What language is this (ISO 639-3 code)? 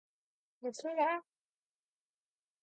kor